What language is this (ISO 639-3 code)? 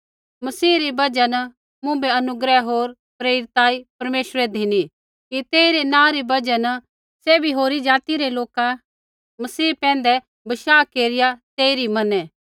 kfx